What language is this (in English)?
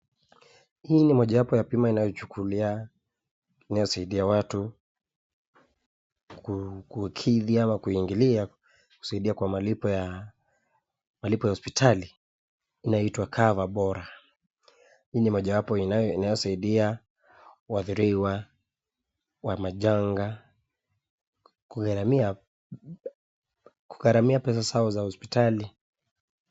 Swahili